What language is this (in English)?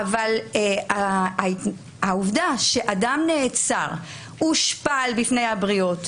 Hebrew